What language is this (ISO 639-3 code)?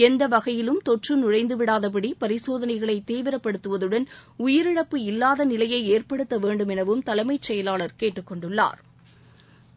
tam